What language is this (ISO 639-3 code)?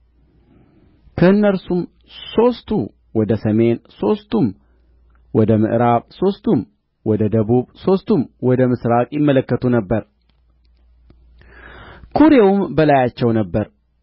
amh